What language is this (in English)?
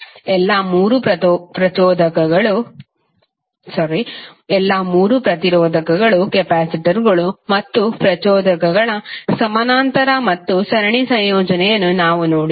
Kannada